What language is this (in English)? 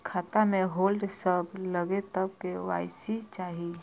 Maithili